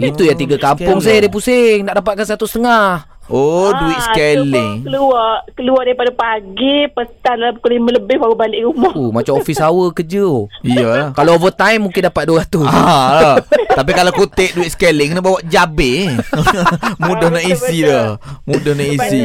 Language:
Malay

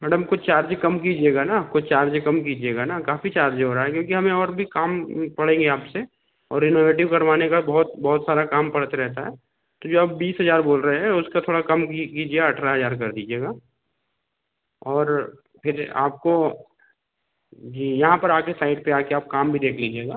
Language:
Hindi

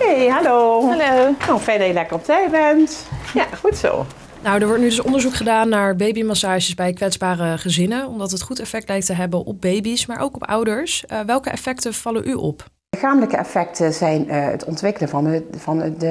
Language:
Dutch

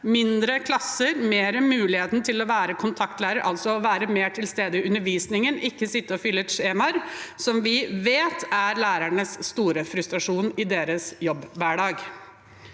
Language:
Norwegian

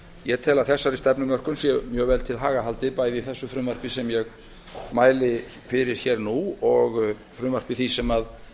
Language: Icelandic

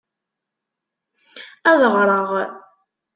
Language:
Kabyle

